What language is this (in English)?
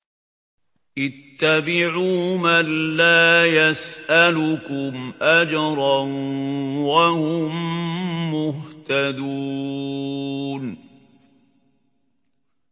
Arabic